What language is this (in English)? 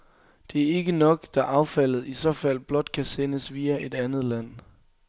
Danish